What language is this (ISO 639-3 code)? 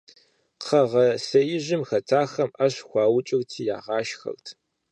kbd